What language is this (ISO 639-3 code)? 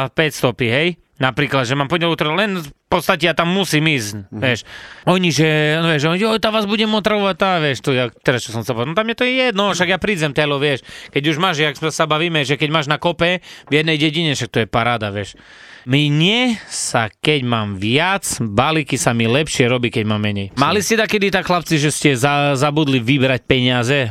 slk